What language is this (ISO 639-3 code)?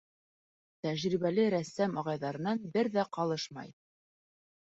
bak